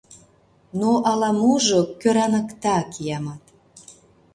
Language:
Mari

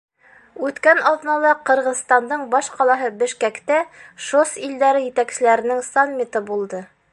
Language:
Bashkir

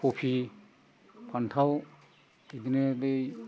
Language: Bodo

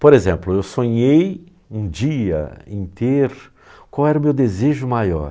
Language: Portuguese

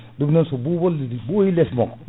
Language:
Fula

